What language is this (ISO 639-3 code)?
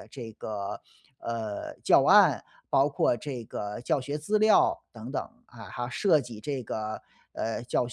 zho